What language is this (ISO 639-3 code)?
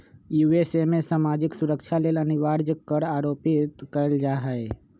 mag